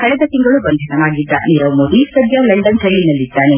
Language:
Kannada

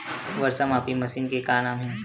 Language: Chhattisgarhi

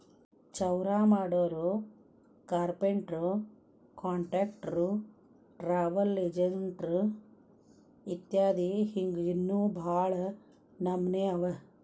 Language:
Kannada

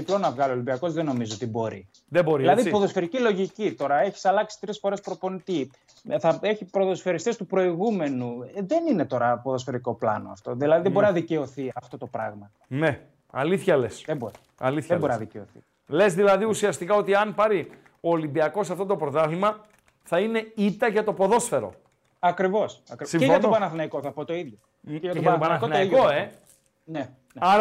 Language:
Greek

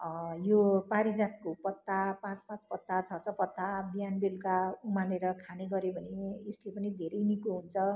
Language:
Nepali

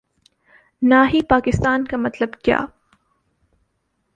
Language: Urdu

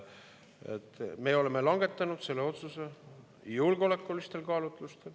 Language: Estonian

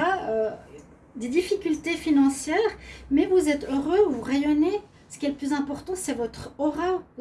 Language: French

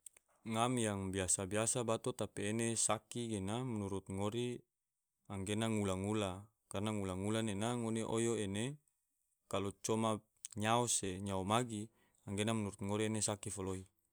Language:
Tidore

